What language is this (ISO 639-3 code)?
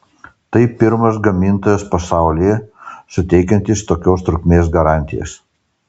lit